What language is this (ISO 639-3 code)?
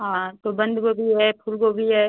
hin